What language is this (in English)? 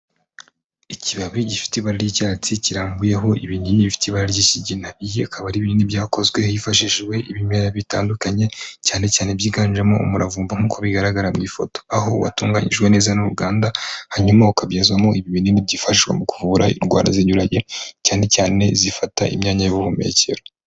Kinyarwanda